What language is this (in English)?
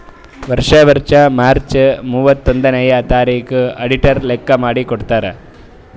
Kannada